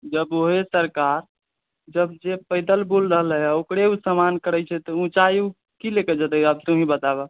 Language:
Maithili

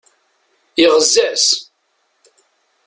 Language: Kabyle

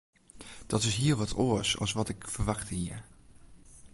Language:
Western Frisian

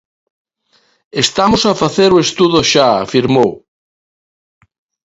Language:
Galician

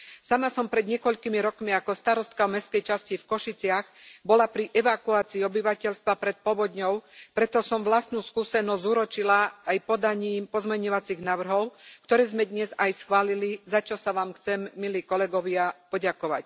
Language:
Slovak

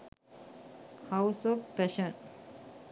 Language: Sinhala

